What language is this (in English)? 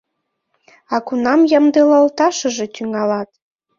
Mari